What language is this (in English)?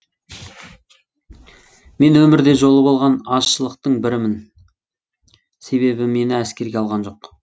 Kazakh